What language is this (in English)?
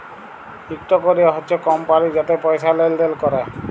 Bangla